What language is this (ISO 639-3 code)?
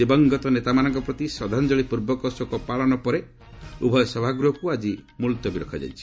ori